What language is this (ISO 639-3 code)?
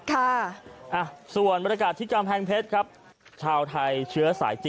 tha